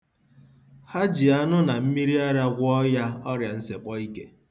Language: Igbo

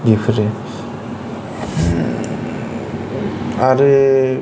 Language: Bodo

